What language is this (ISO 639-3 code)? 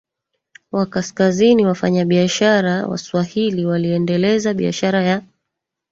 swa